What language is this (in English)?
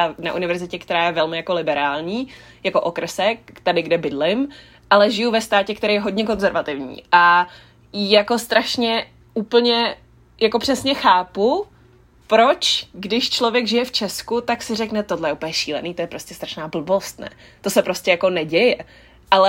Czech